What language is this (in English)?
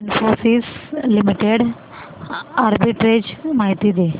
Marathi